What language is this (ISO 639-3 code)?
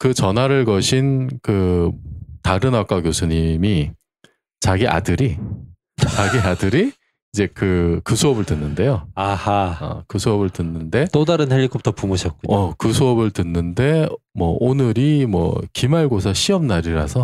kor